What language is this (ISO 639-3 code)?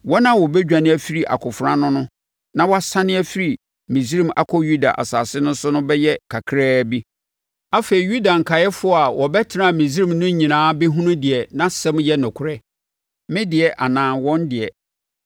aka